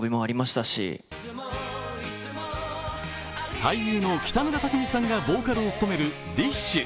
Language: Japanese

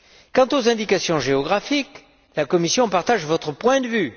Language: French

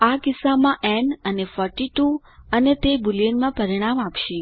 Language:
Gujarati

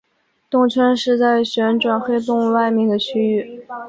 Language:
Chinese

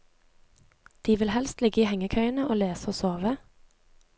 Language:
Norwegian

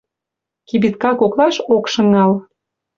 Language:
Mari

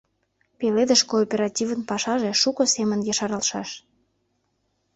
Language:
Mari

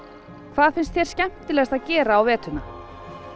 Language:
Icelandic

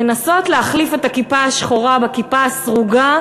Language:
Hebrew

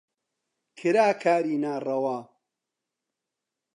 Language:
Central Kurdish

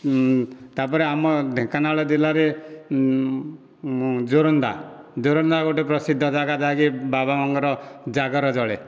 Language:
Odia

